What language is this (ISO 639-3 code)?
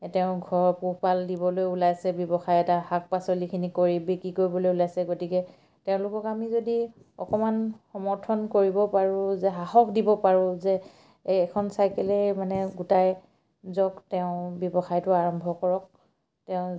asm